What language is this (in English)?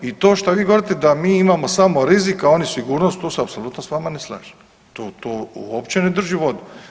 Croatian